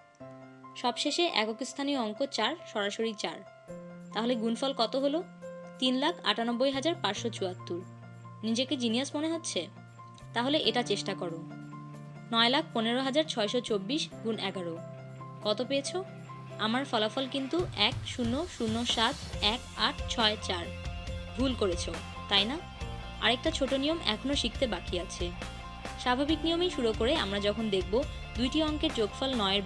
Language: Bangla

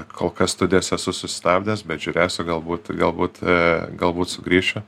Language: Lithuanian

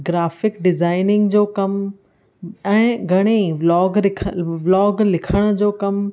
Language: Sindhi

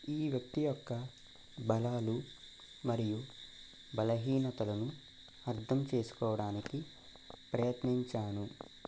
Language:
Telugu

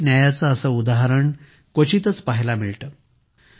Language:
Marathi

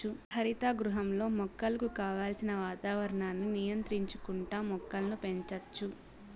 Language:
Telugu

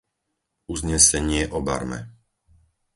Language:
Slovak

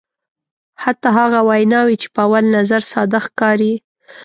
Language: Pashto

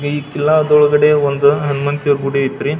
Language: Kannada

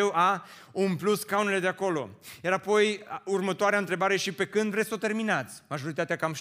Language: Romanian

